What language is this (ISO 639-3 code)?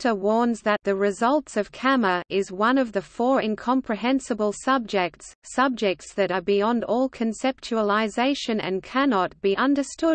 eng